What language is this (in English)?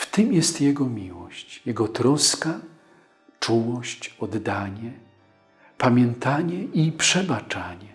Polish